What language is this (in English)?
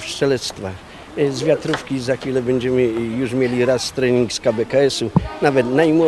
Polish